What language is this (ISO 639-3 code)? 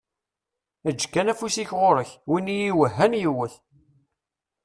kab